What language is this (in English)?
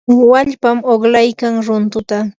Yanahuanca Pasco Quechua